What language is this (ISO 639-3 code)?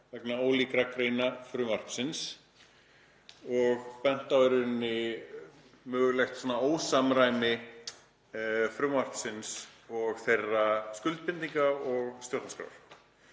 isl